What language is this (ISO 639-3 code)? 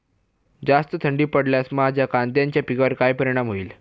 mar